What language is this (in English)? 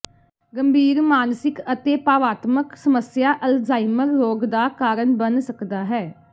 Punjabi